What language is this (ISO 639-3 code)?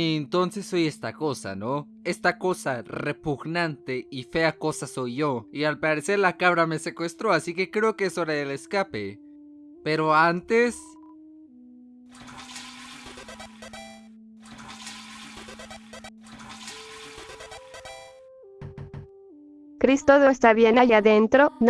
spa